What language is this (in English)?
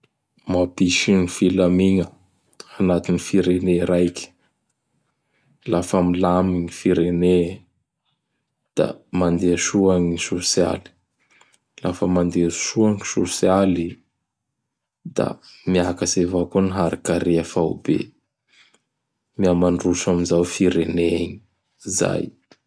Bara Malagasy